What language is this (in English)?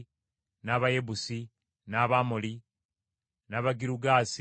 Ganda